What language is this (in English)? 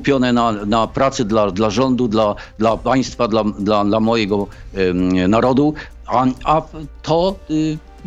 Polish